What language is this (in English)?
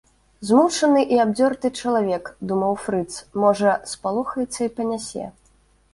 Belarusian